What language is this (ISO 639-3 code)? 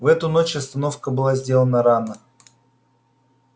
rus